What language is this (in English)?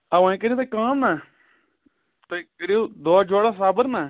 Kashmiri